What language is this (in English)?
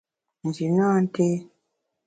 Bamun